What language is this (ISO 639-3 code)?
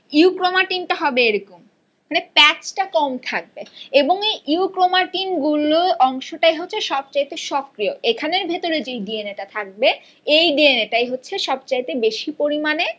ben